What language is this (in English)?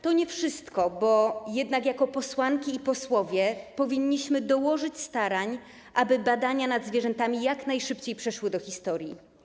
Polish